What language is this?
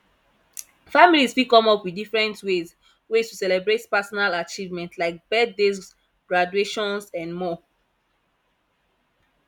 Nigerian Pidgin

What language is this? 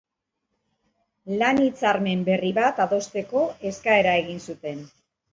Basque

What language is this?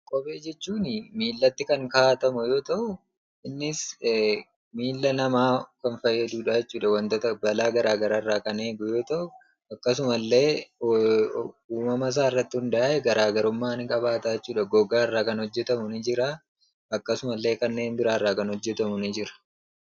Oromo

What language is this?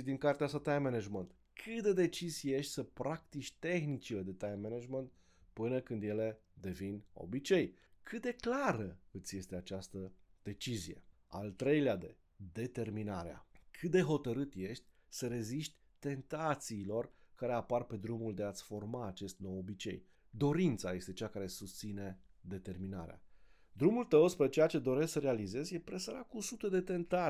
Romanian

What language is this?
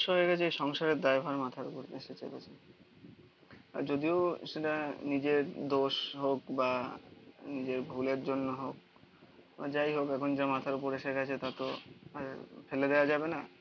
Bangla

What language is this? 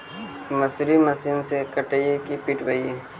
Magahi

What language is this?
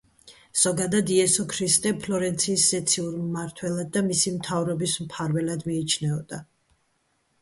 Georgian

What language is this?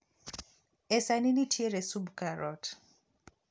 Luo (Kenya and Tanzania)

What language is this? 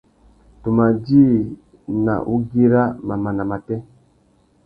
Tuki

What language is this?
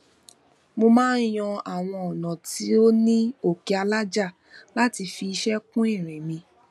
Yoruba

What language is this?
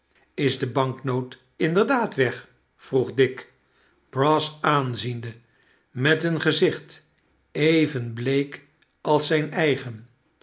Dutch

